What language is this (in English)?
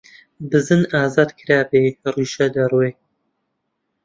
Central Kurdish